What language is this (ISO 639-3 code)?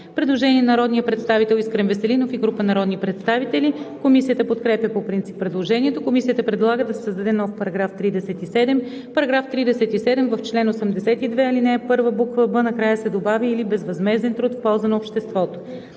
bul